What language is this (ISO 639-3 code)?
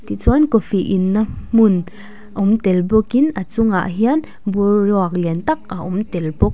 lus